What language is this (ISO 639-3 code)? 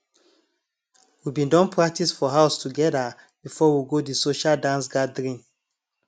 pcm